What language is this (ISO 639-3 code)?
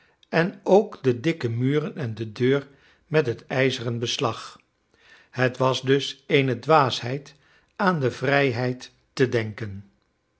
nld